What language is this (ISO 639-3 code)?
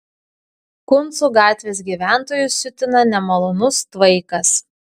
lit